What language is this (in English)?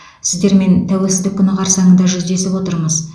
Kazakh